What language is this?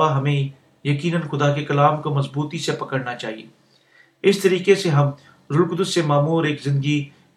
Urdu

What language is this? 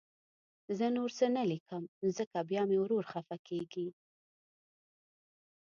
Pashto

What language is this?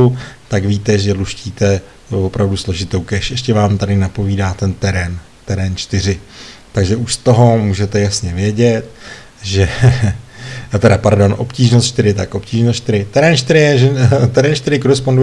Czech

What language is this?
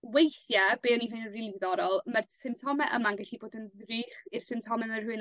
Welsh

